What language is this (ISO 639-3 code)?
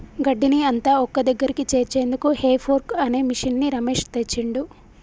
tel